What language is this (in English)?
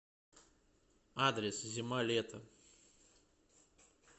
Russian